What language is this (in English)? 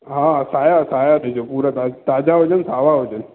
Sindhi